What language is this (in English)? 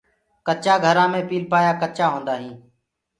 Gurgula